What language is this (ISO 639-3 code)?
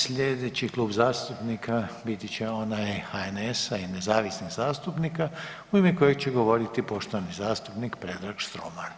hrv